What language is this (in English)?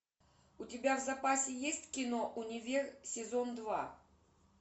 Russian